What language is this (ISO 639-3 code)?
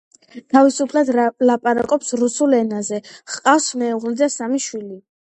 kat